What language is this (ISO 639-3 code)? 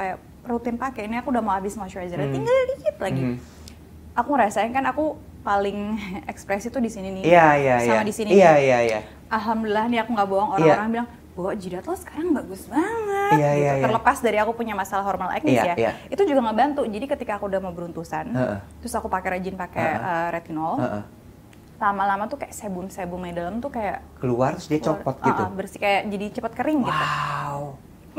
ind